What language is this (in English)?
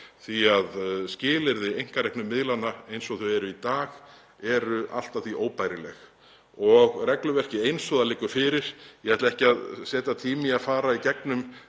Icelandic